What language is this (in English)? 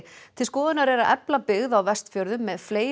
Icelandic